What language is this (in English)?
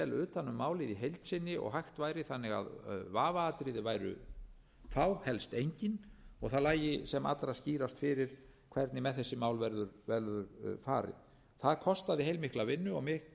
Icelandic